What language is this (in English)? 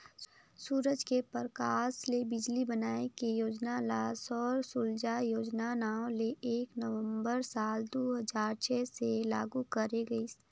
Chhattisgarhi